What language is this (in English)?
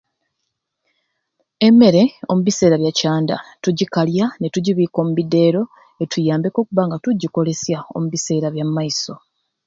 Ruuli